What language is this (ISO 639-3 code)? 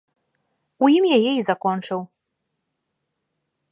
bel